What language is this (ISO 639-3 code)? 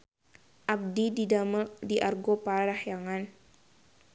sun